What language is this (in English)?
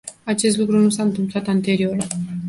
Romanian